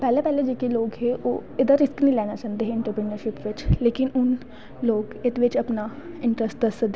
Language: Dogri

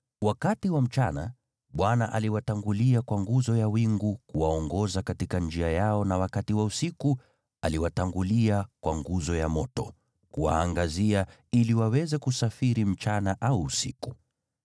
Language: Swahili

